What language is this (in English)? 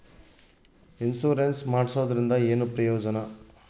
Kannada